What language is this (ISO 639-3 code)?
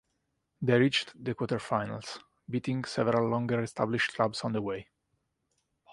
eng